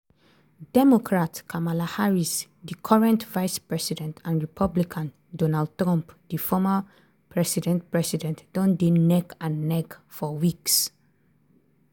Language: Nigerian Pidgin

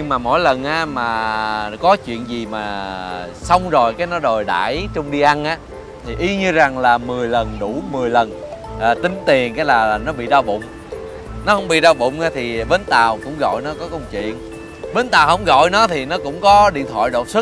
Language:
Vietnamese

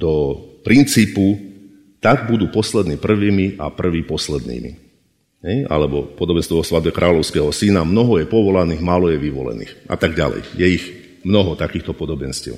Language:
Slovak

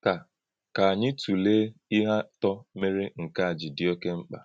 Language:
Igbo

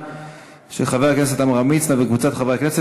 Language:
Hebrew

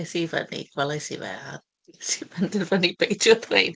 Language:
Welsh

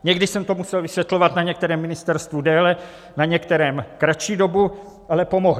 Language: Czech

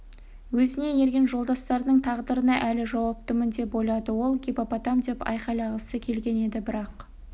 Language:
Kazakh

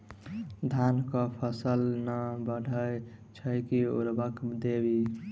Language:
Maithili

